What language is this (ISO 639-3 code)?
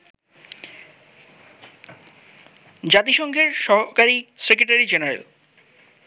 ben